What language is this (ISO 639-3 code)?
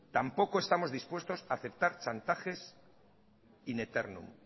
spa